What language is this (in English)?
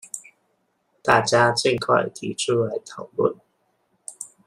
Chinese